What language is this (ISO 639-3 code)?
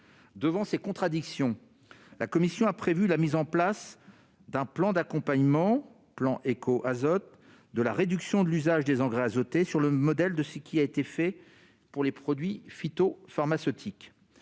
fra